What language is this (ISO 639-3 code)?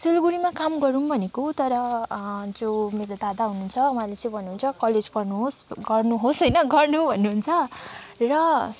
nep